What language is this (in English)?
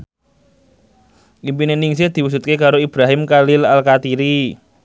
Javanese